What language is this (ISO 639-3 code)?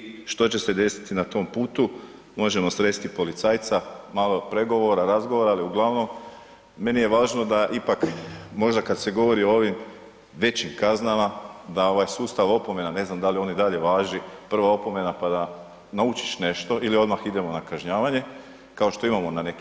hrv